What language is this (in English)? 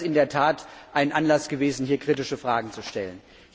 German